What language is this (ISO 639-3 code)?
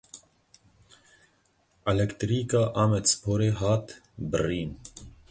kur